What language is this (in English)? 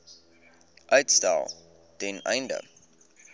Afrikaans